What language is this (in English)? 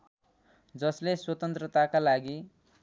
Nepali